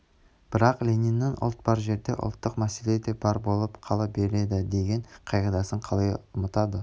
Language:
Kazakh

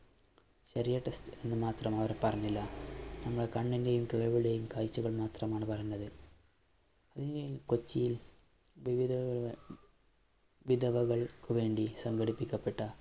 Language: Malayalam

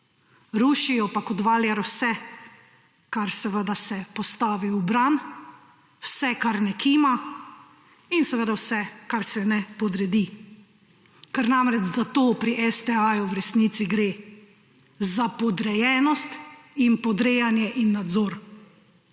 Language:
Slovenian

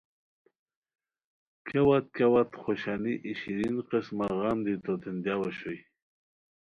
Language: Khowar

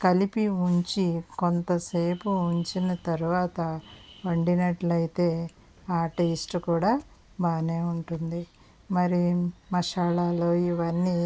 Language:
Telugu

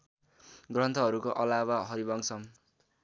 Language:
Nepali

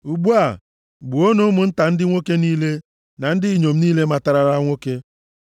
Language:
Igbo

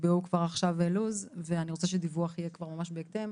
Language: Hebrew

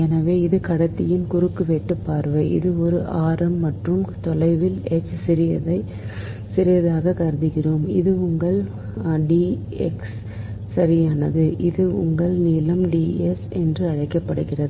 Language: Tamil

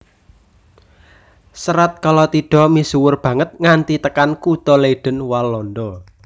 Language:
Javanese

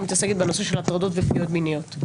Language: Hebrew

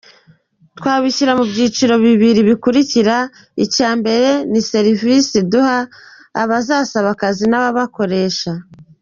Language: Kinyarwanda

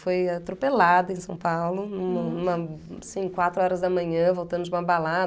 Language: Portuguese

